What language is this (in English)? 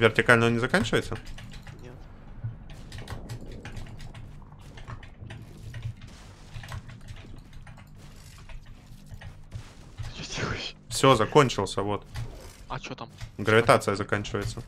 Russian